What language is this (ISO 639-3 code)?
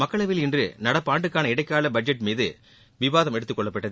tam